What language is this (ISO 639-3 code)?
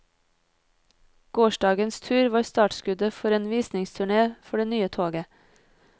nor